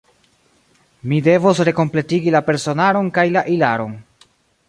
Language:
Esperanto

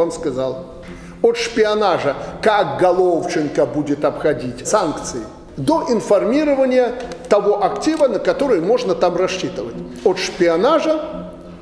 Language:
Russian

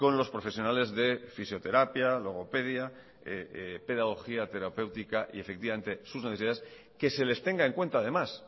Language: Spanish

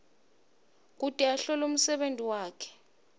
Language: Swati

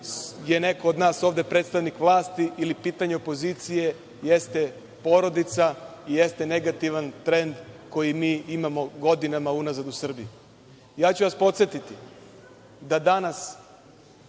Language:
Serbian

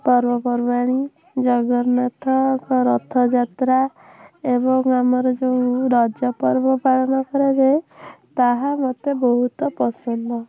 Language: Odia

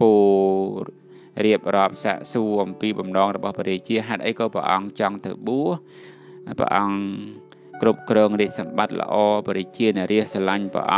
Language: Thai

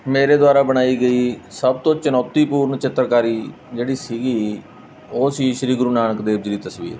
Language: Punjabi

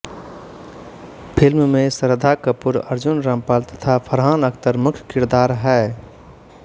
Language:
Hindi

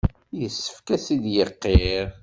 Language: Kabyle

